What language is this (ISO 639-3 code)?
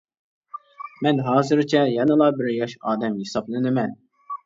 uig